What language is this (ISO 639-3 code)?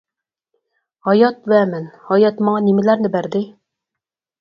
uig